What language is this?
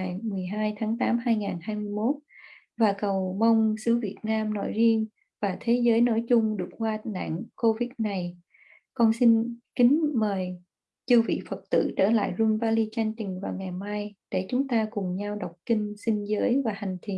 Vietnamese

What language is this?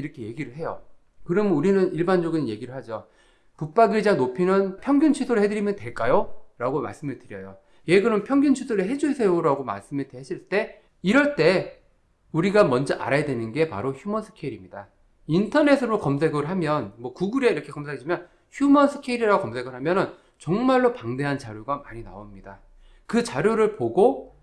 Korean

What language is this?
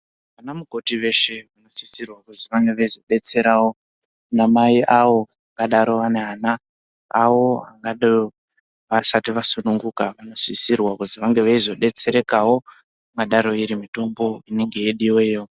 Ndau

